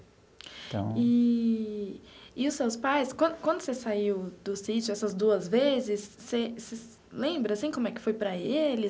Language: Portuguese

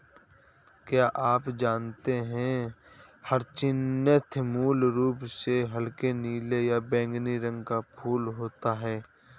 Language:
Hindi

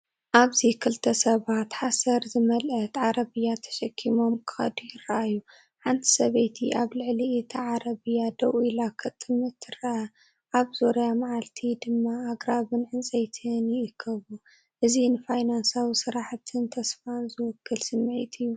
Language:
Tigrinya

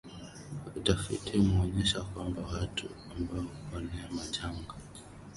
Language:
Swahili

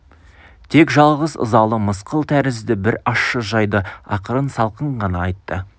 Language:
Kazakh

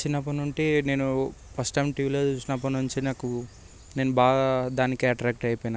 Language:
Telugu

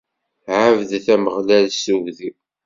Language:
Kabyle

